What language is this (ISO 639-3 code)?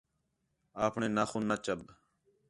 xhe